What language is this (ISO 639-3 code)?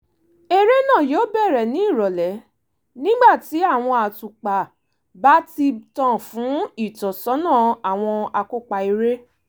yor